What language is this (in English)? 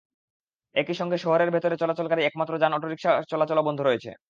Bangla